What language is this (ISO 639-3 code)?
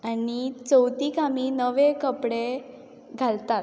kok